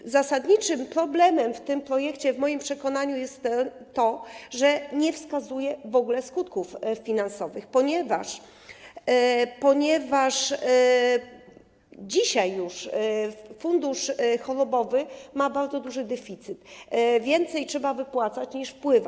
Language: Polish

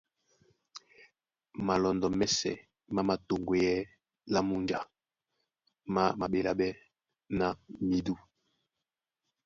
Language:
Duala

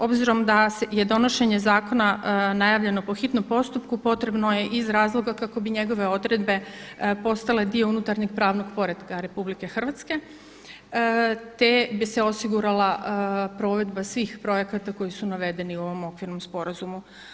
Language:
Croatian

